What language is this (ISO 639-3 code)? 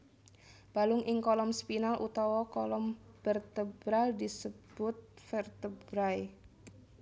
jav